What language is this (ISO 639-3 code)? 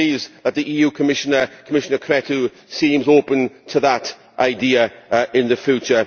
eng